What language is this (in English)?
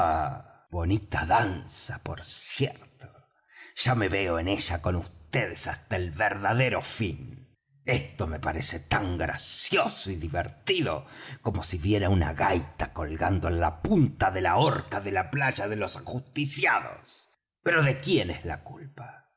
Spanish